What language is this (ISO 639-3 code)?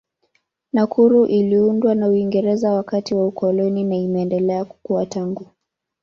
swa